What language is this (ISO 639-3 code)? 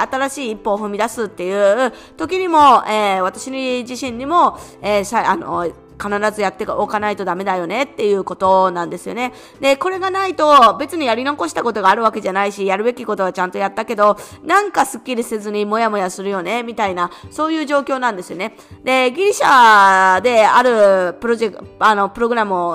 jpn